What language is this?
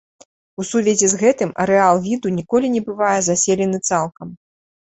Belarusian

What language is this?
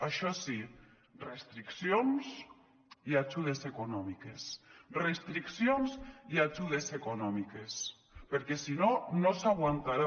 Catalan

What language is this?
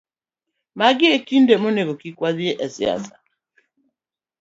Luo (Kenya and Tanzania)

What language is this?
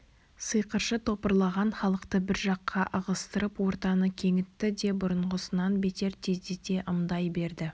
Kazakh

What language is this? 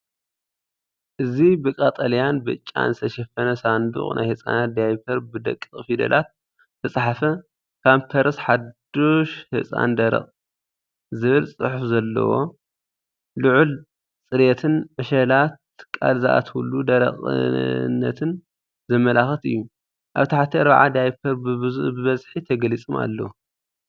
Tigrinya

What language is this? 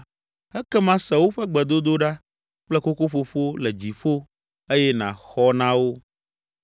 Ewe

